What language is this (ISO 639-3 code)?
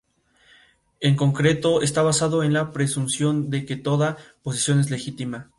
spa